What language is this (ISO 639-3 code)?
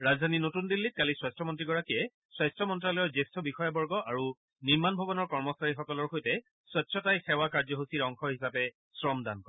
asm